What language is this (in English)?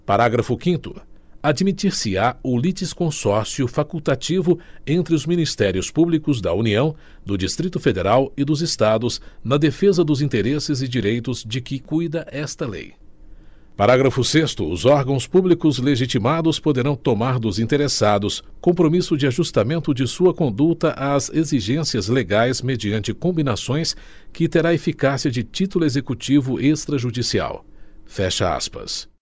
Portuguese